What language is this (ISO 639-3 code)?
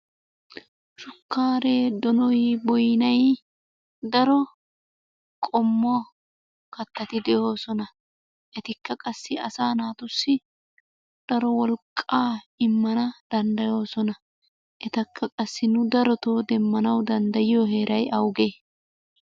wal